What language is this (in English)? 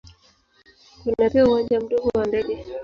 Swahili